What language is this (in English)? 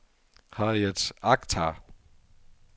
Danish